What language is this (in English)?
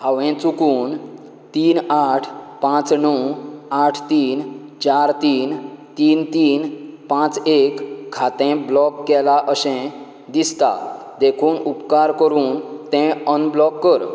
Konkani